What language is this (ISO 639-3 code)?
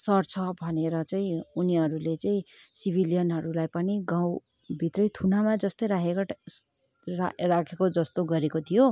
nep